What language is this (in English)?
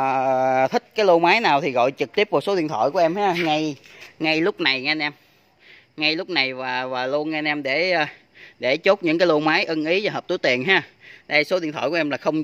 Vietnamese